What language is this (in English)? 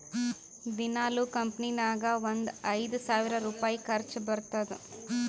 Kannada